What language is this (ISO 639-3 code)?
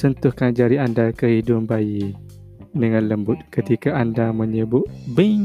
msa